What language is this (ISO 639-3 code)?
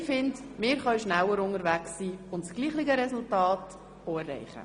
gsw